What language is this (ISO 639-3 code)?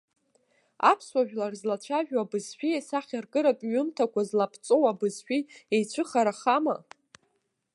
abk